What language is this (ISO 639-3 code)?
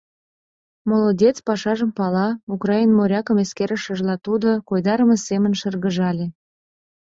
chm